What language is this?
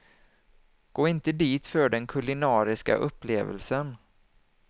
Swedish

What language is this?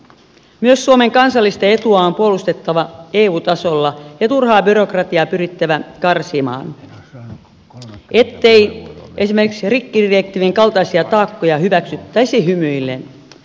Finnish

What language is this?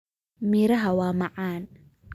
Somali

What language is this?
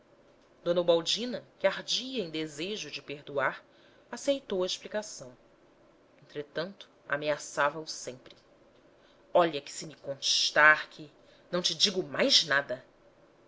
Portuguese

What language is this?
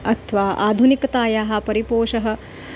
Sanskrit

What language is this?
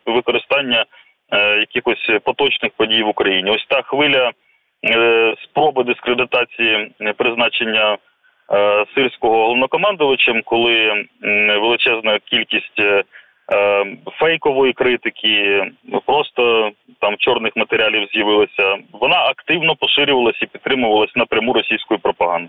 Ukrainian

